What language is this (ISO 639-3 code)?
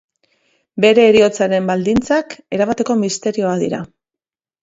eus